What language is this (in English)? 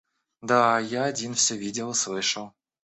Russian